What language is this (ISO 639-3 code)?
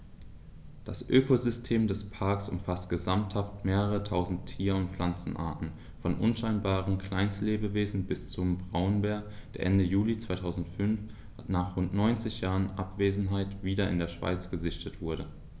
deu